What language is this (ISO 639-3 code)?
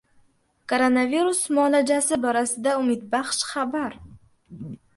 uzb